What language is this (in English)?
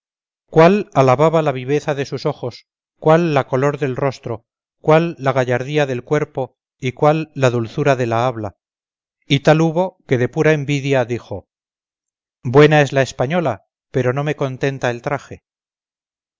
Spanish